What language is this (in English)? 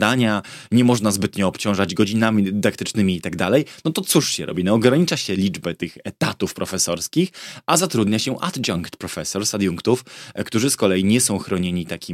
Polish